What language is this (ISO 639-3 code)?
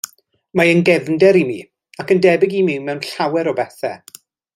cym